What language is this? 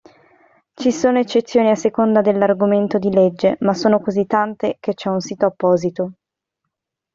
Italian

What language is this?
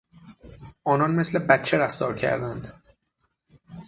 Persian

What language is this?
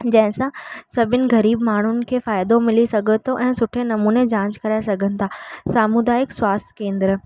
Sindhi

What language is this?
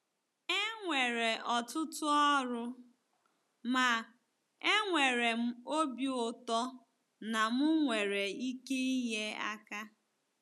Igbo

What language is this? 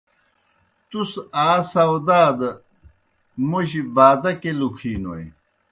Kohistani Shina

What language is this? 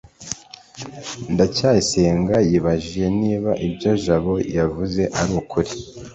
Kinyarwanda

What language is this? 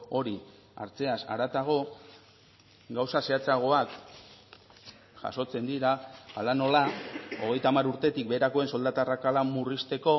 Basque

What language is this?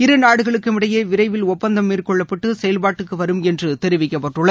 Tamil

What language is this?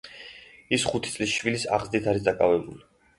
Georgian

